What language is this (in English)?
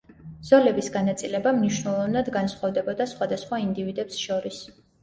Georgian